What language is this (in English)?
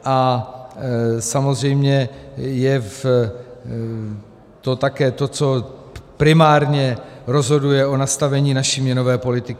Czech